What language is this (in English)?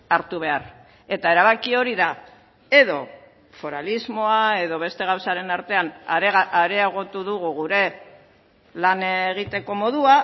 Basque